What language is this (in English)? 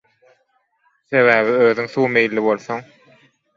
Turkmen